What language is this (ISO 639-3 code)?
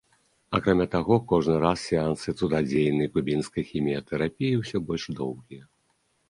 bel